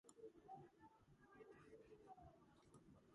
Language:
Georgian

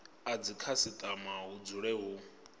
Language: Venda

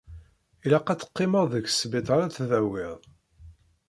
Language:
Kabyle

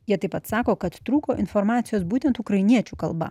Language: Lithuanian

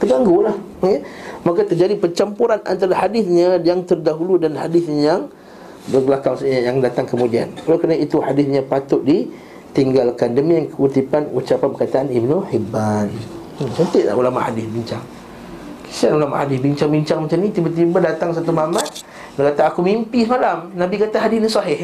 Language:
Malay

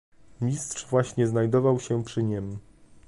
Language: Polish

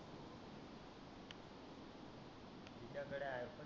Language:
Marathi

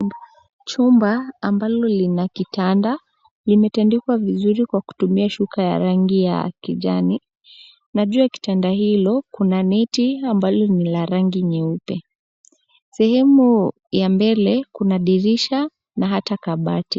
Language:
Swahili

